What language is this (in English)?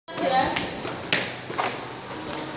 Javanese